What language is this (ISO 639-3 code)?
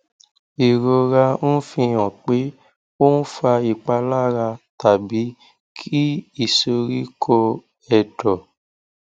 yor